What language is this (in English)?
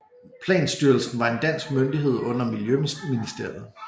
Danish